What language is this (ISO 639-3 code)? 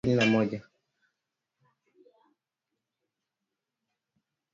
swa